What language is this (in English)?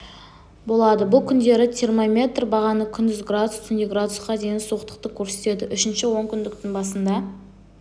Kazakh